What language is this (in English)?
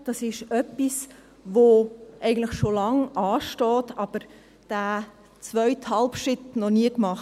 Swiss German